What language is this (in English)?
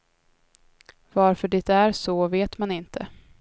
Swedish